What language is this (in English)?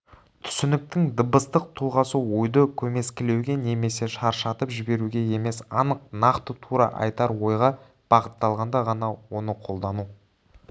Kazakh